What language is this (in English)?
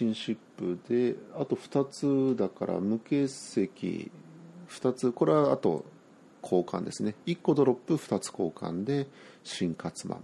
Japanese